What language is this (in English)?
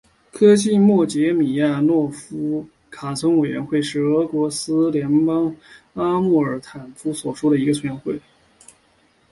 Chinese